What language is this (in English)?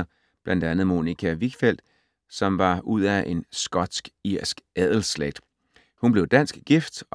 Danish